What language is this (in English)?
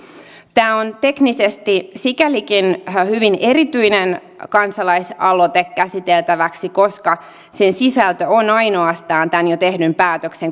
Finnish